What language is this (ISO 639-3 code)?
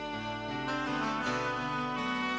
ind